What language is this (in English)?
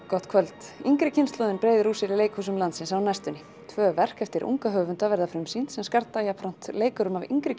Icelandic